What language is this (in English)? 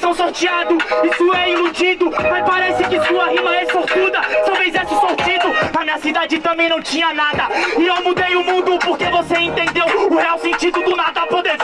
Portuguese